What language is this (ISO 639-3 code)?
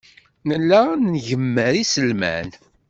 kab